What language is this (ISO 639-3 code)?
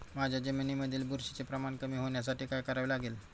mar